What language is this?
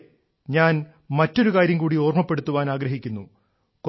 Malayalam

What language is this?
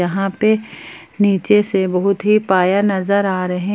Hindi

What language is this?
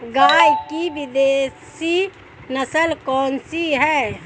Hindi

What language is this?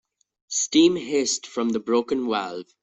English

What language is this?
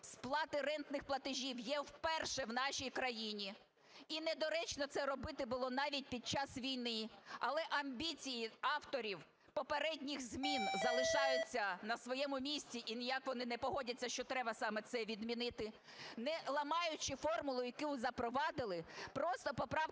Ukrainian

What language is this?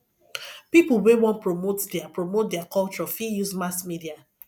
Nigerian Pidgin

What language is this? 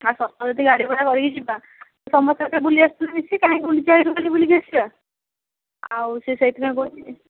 Odia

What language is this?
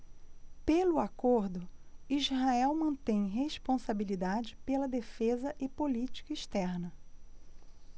Portuguese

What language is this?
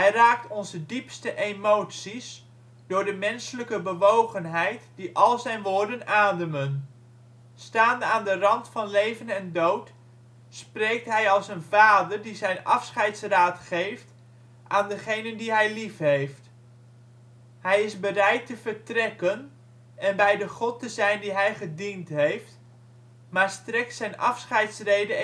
Dutch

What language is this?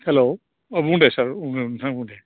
Bodo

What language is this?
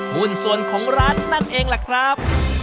Thai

